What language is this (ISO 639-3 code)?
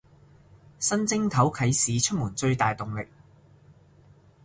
yue